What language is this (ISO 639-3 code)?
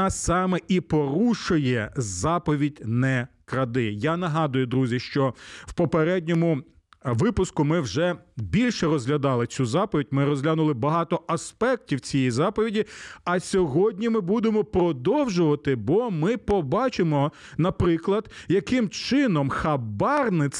ukr